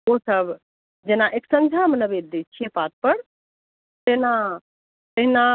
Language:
Maithili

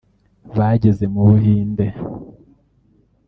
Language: Kinyarwanda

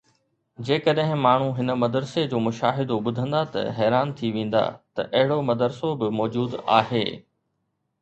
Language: Sindhi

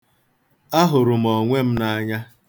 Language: Igbo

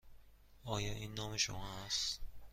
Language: Persian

